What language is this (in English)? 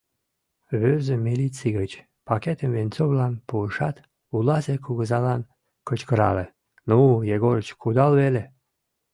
Mari